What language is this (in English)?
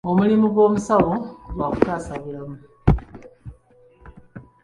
Ganda